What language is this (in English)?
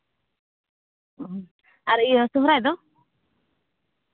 Santali